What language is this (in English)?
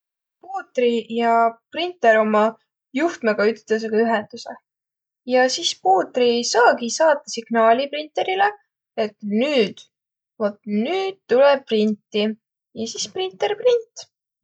Võro